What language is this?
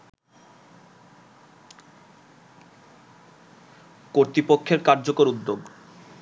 Bangla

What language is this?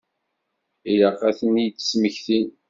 Kabyle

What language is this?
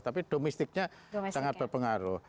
Indonesian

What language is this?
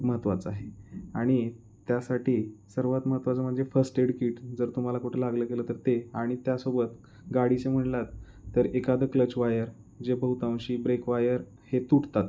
Marathi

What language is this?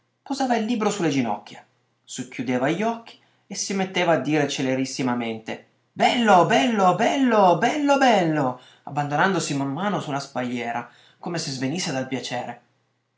Italian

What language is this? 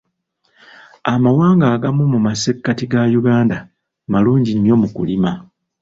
Ganda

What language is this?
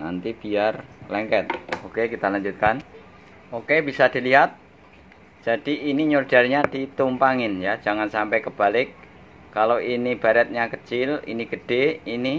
Indonesian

